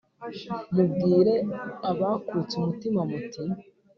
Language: Kinyarwanda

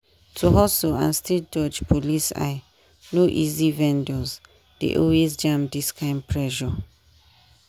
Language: Nigerian Pidgin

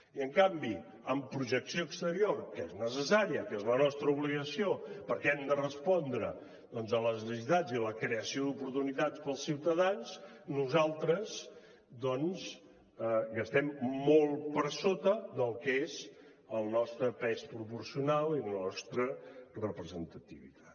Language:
Catalan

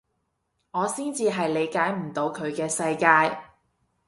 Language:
Cantonese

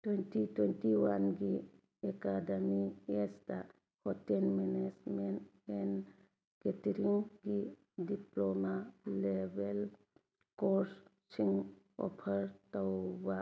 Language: Manipuri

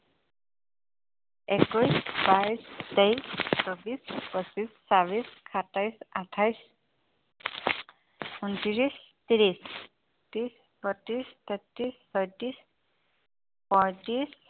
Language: Assamese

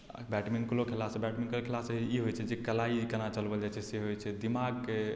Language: Maithili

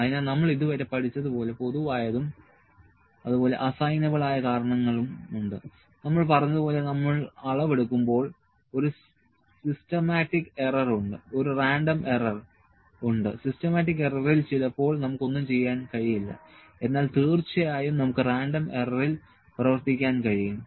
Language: Malayalam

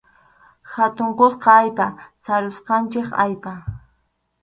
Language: Arequipa-La Unión Quechua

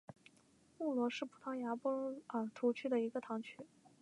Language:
Chinese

